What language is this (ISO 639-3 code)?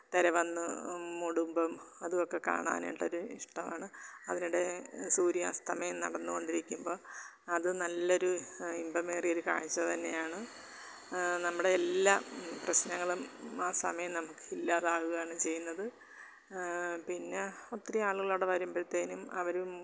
mal